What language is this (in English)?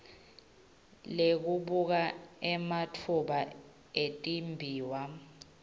Swati